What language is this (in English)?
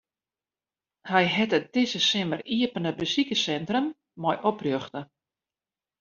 Western Frisian